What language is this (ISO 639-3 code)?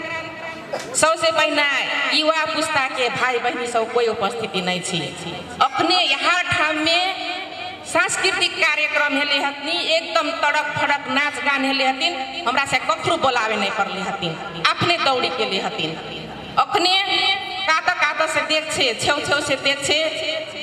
ind